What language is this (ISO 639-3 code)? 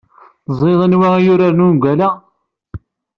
kab